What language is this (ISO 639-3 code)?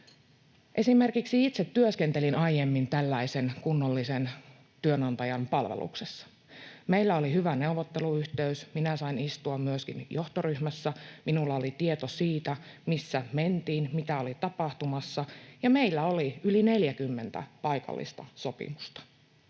fin